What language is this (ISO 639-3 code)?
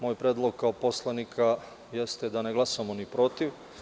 srp